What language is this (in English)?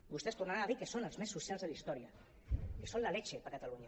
Catalan